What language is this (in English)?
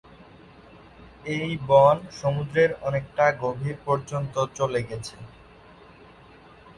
Bangla